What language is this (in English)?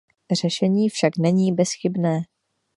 Czech